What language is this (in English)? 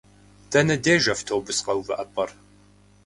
Kabardian